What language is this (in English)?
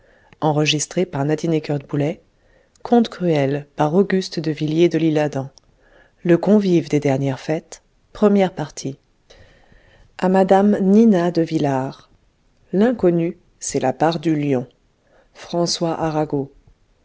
French